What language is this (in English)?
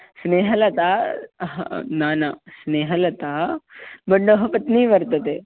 Sanskrit